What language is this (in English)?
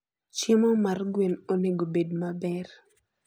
Luo (Kenya and Tanzania)